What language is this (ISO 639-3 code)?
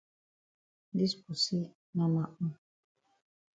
wes